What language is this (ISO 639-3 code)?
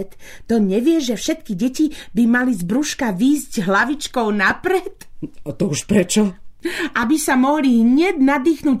slk